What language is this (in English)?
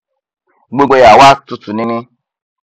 Yoruba